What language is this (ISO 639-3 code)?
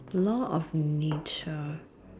eng